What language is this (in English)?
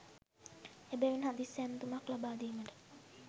Sinhala